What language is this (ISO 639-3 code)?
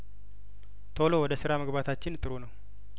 amh